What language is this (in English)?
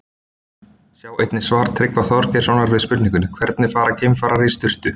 Icelandic